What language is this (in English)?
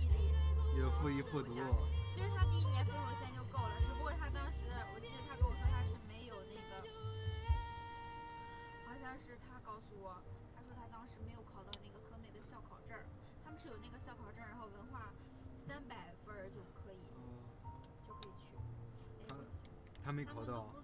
Chinese